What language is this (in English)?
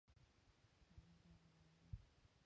Urdu